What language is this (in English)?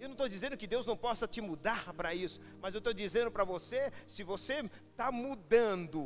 Portuguese